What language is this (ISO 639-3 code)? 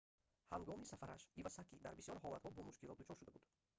tgk